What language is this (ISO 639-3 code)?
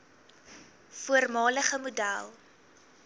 afr